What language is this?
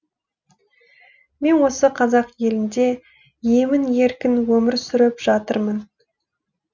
Kazakh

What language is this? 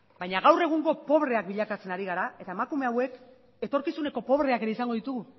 Basque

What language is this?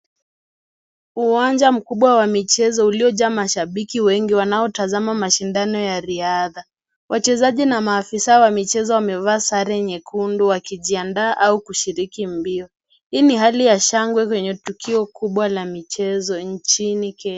Swahili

